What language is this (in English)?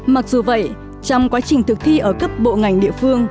Vietnamese